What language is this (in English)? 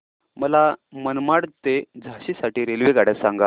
Marathi